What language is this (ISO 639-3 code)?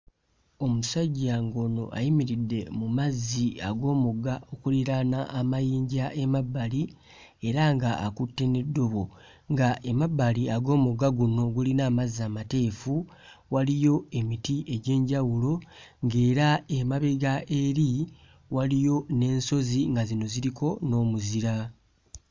lug